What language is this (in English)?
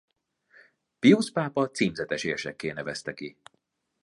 Hungarian